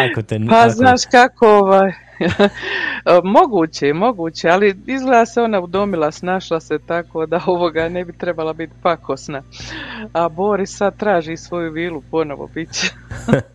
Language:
Croatian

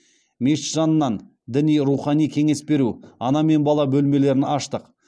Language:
Kazakh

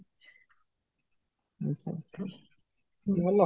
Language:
Odia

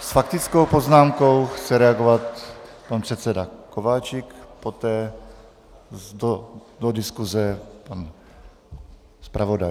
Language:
Czech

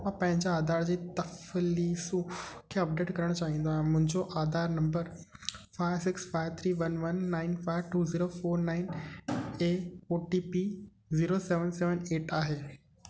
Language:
Sindhi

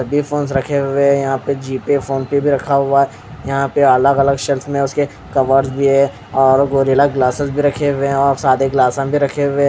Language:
Hindi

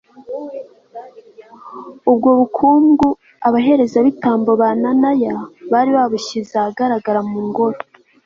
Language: Kinyarwanda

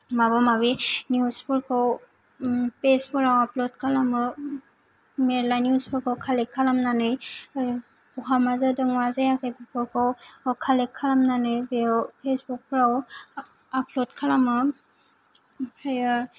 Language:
Bodo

